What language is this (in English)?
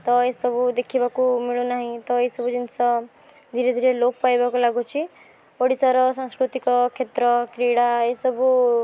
Odia